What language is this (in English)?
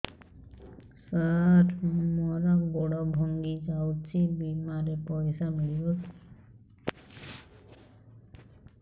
Odia